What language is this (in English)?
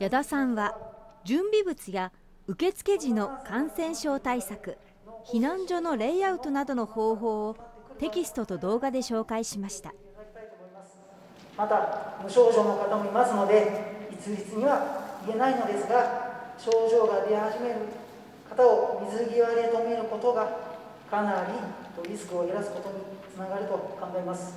Japanese